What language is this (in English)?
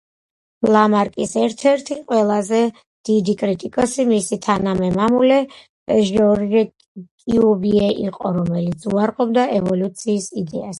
Georgian